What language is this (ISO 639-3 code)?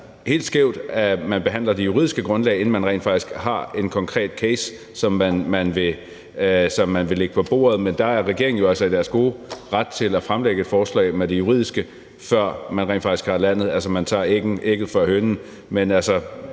dan